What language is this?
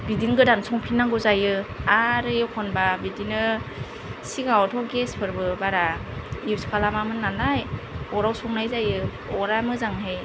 Bodo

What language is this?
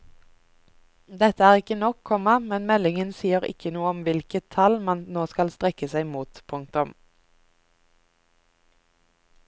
Norwegian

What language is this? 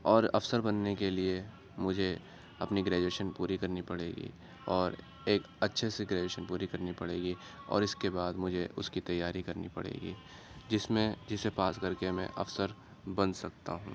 Urdu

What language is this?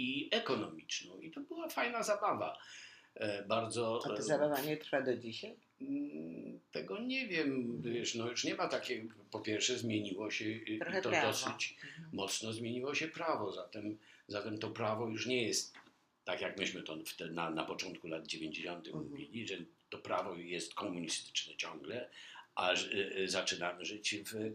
Polish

